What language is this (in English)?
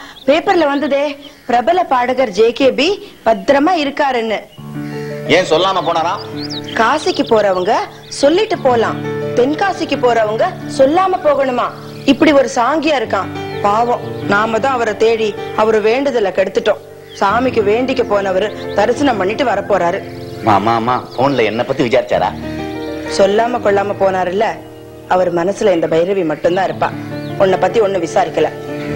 Hindi